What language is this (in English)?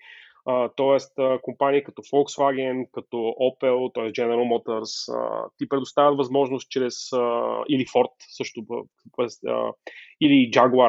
Bulgarian